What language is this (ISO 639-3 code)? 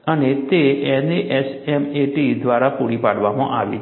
guj